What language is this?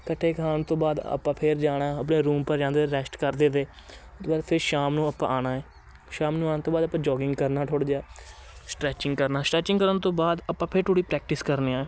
Punjabi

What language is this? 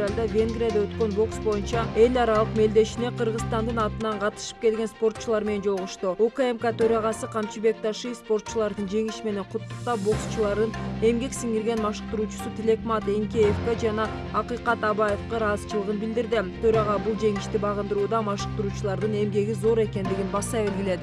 Turkish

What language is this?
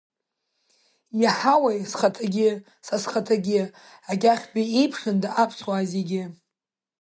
Abkhazian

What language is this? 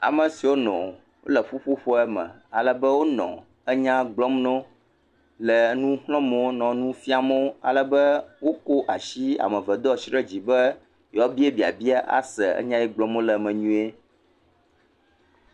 Ewe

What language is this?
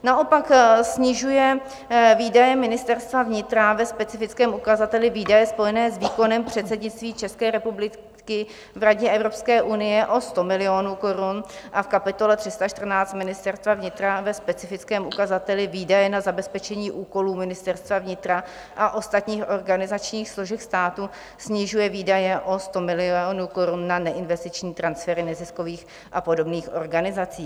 Czech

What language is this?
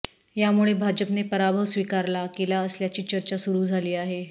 Marathi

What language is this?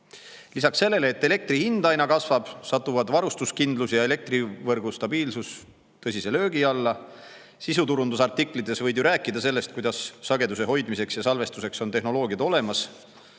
Estonian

